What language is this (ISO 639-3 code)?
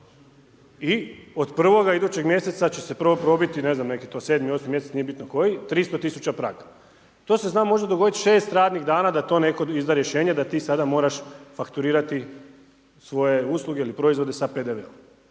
hrv